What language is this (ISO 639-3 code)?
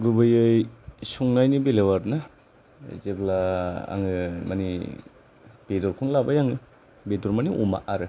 brx